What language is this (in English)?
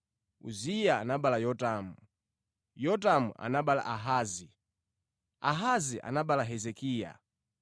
Nyanja